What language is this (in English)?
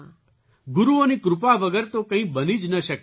Gujarati